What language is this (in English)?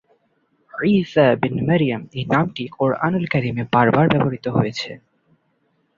Bangla